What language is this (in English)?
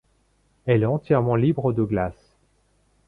French